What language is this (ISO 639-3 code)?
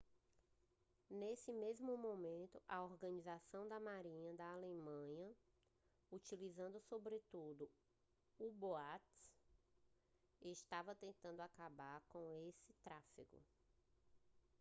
por